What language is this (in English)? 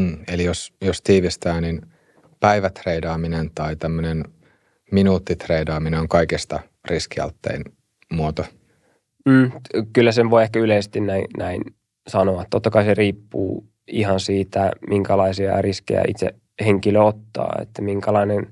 Finnish